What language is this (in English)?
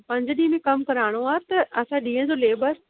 Sindhi